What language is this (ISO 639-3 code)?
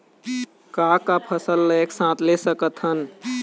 hne